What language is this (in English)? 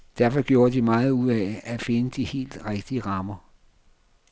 Danish